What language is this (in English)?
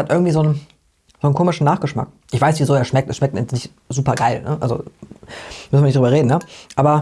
German